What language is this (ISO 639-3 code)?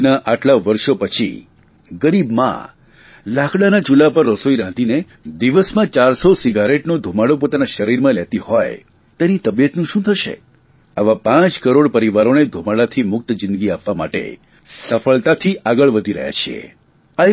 guj